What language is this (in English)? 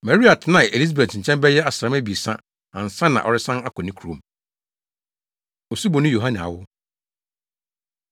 Akan